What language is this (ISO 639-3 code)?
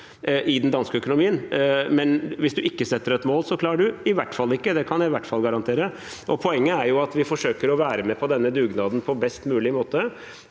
nor